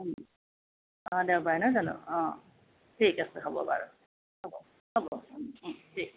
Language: Assamese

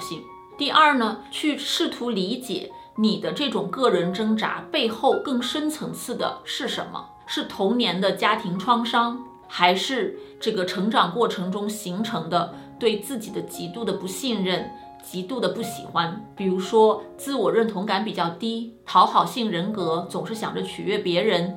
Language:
Chinese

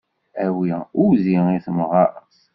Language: Kabyle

